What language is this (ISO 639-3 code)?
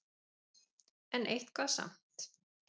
isl